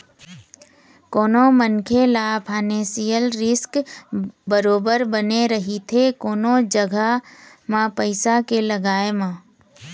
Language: Chhattisgarhi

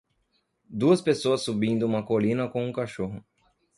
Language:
Portuguese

